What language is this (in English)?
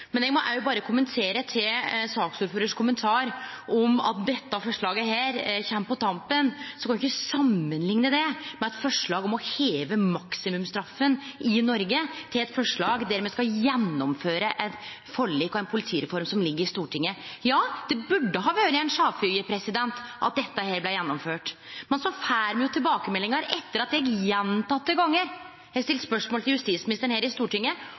Norwegian Nynorsk